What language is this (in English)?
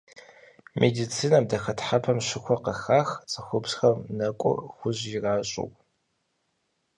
Kabardian